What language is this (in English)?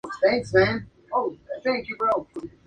Spanish